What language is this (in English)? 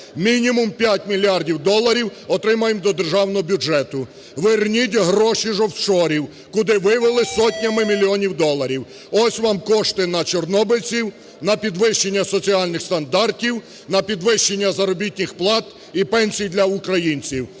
Ukrainian